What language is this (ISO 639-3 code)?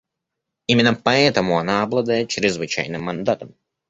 rus